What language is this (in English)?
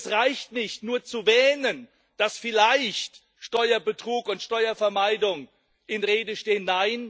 German